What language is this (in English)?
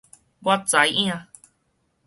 Min Nan Chinese